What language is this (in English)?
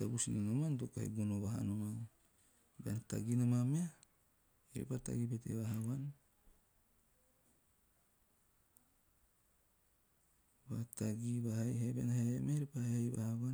Teop